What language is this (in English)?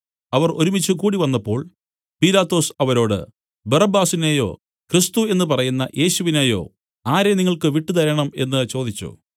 Malayalam